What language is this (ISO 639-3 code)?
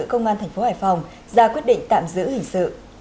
vie